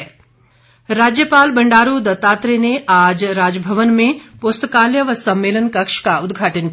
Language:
Hindi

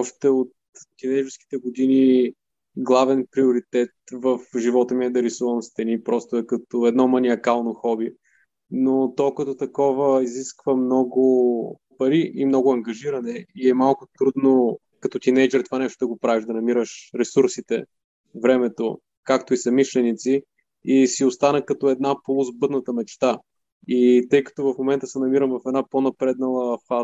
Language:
Bulgarian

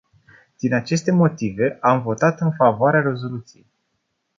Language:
Romanian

